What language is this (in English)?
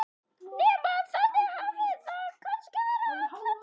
Icelandic